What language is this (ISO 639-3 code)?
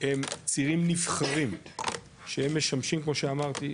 heb